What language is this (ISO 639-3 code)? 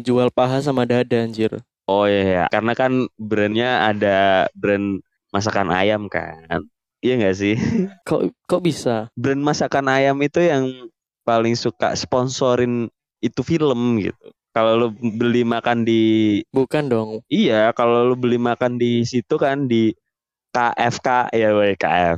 ind